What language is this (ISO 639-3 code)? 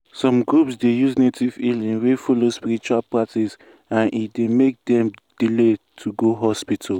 pcm